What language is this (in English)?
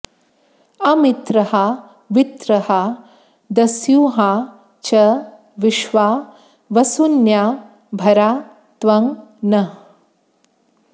Sanskrit